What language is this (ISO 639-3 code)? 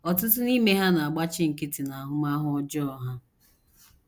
ibo